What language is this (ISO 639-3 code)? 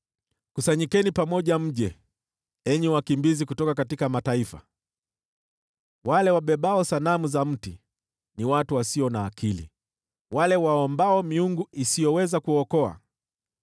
swa